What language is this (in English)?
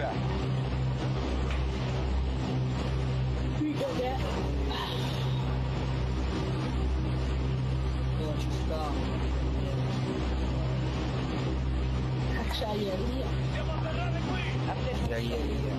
Italian